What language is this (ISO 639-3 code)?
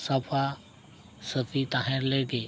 sat